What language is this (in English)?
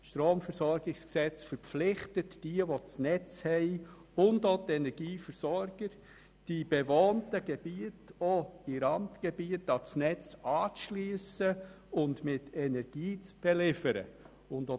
Swiss German